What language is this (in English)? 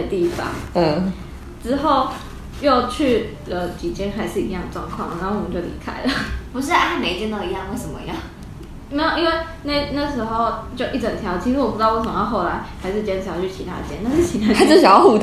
Chinese